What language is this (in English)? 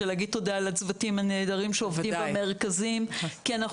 Hebrew